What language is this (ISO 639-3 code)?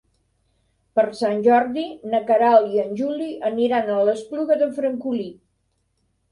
cat